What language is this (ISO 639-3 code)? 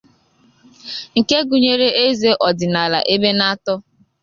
ibo